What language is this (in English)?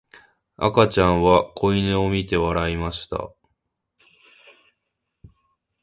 Japanese